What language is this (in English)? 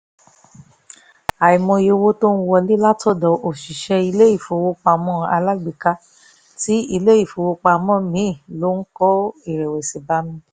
Yoruba